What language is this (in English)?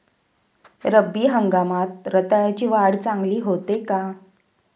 Marathi